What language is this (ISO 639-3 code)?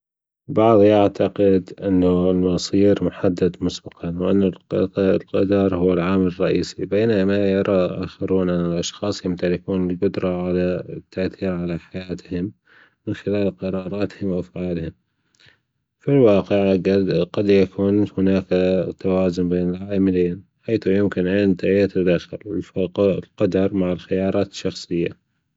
afb